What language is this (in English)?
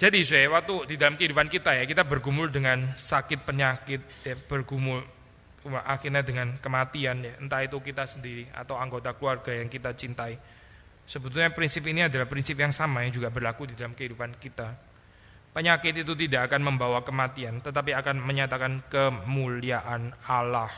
Indonesian